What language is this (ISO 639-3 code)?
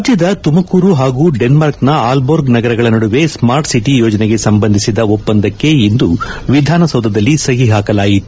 kan